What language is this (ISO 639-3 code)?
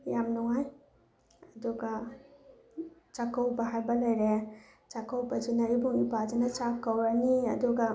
mni